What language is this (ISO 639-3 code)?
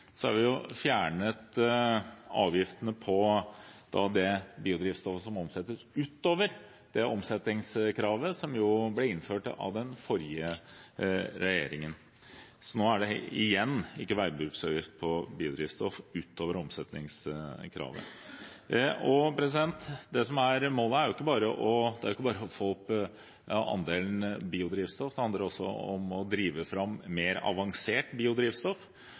nob